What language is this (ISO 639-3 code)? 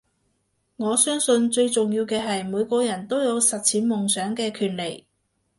yue